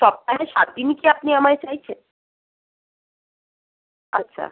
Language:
Bangla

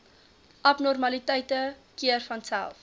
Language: Afrikaans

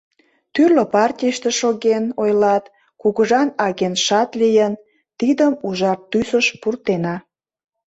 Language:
Mari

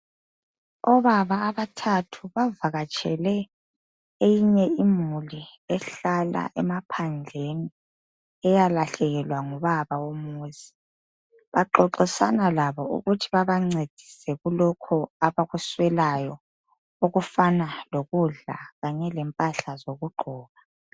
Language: North Ndebele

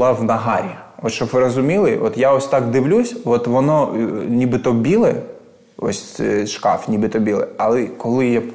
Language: Ukrainian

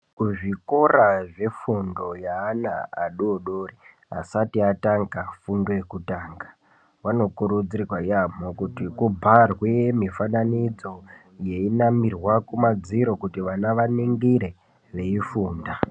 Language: Ndau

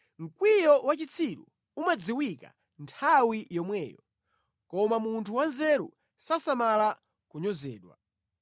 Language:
Nyanja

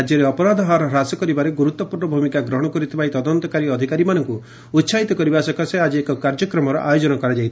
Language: Odia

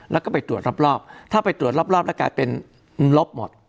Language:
Thai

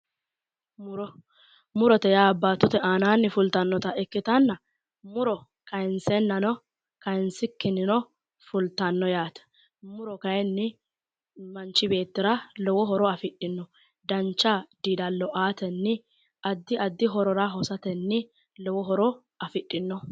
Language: Sidamo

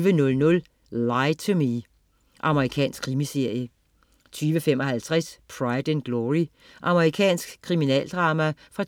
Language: Danish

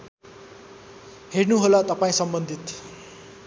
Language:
Nepali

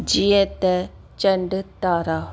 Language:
Sindhi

